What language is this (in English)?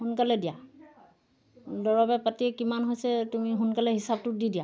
Assamese